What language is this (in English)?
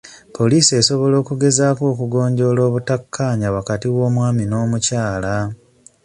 Ganda